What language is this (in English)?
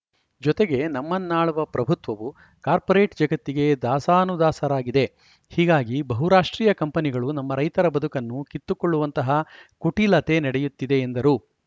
Kannada